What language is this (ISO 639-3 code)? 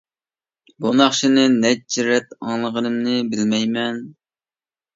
uig